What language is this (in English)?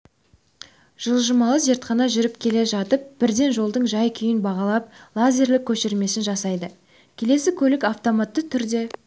Kazakh